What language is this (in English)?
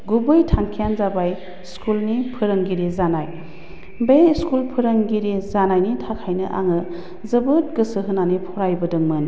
Bodo